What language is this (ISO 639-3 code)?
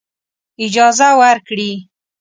pus